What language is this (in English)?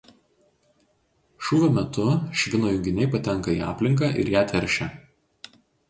Lithuanian